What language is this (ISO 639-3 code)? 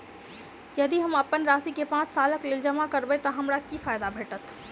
mai